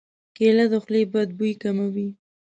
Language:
Pashto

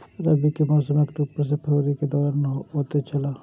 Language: Maithili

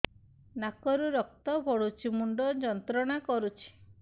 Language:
Odia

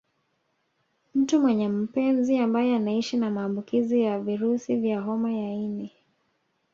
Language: Swahili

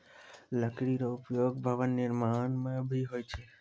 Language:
Maithili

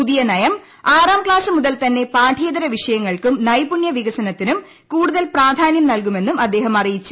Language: Malayalam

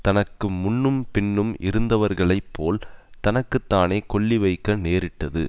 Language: Tamil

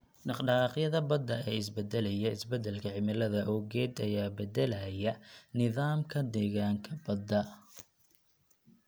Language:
Somali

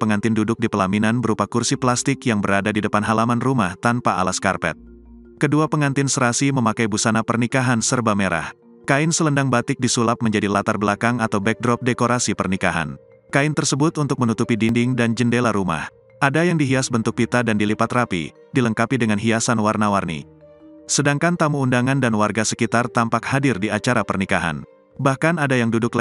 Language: Indonesian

